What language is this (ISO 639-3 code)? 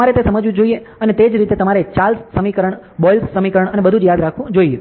guj